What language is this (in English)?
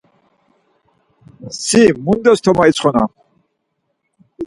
Laz